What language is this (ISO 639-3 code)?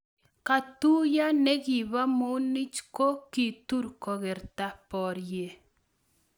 kln